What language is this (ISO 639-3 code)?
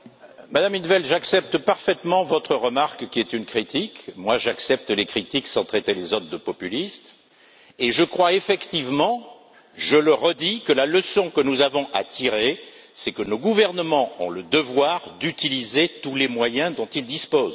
fra